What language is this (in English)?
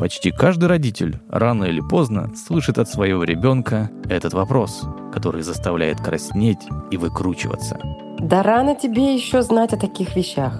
Russian